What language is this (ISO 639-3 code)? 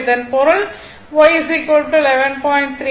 tam